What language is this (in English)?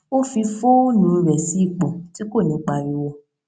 Yoruba